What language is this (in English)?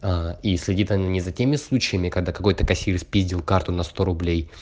Russian